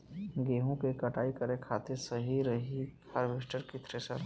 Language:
Bhojpuri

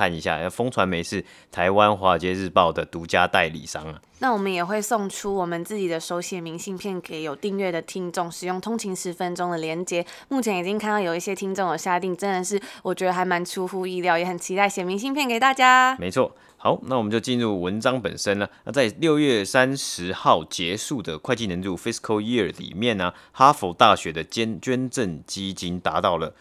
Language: Chinese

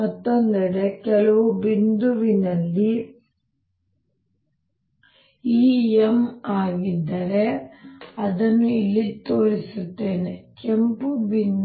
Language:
Kannada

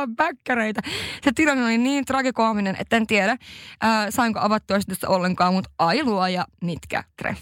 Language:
Finnish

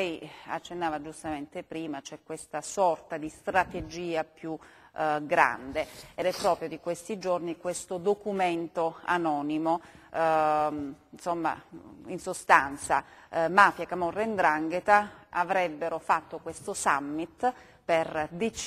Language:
Italian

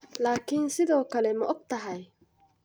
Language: Somali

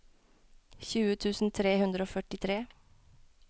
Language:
Norwegian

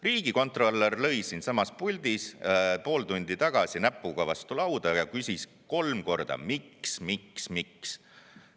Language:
Estonian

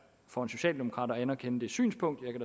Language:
Danish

